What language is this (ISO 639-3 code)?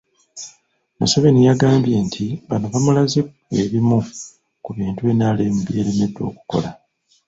lug